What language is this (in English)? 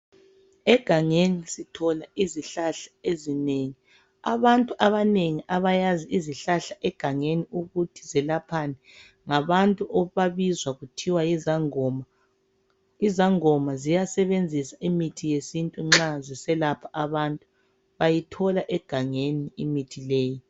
North Ndebele